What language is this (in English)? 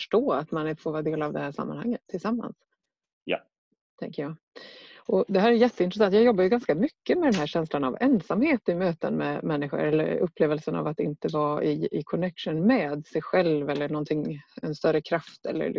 Swedish